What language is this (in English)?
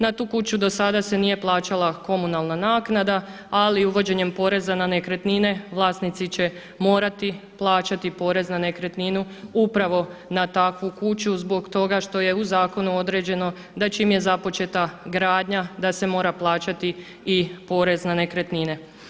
Croatian